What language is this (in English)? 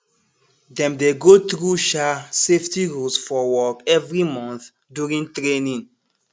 Nigerian Pidgin